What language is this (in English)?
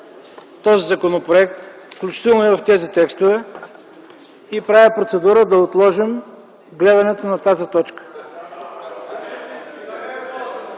Bulgarian